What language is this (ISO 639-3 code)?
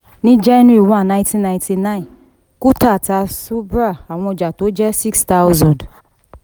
yor